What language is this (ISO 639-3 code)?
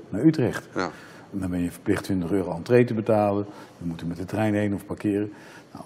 nld